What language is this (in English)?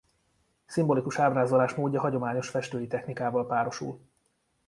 Hungarian